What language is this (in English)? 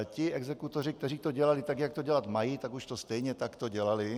Czech